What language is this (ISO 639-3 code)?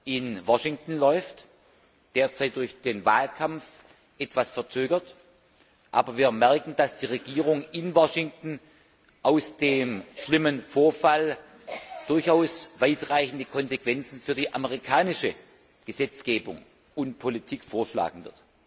deu